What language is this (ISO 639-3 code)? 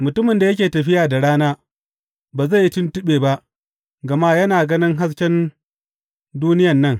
hau